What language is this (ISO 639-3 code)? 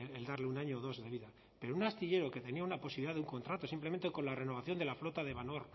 spa